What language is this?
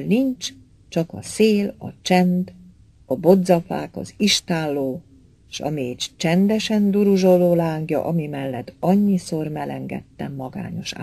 Hungarian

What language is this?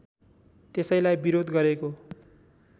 Nepali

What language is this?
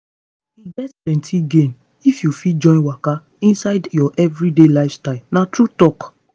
Nigerian Pidgin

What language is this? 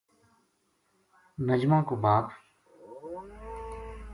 Gujari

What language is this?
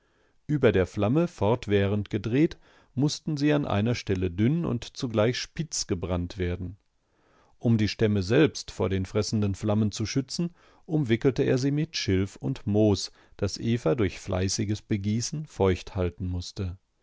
German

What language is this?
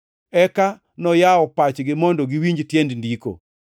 Luo (Kenya and Tanzania)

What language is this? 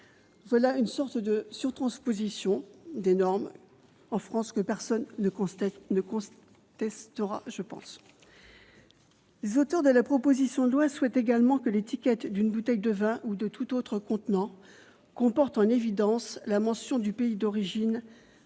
French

